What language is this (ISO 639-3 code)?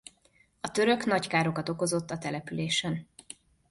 hun